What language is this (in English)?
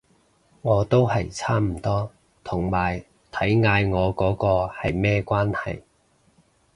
Cantonese